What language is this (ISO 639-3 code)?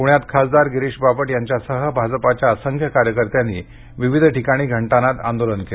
mar